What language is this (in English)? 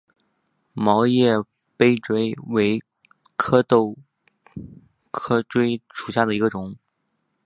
Chinese